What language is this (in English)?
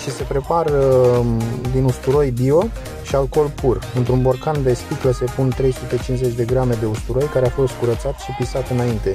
Romanian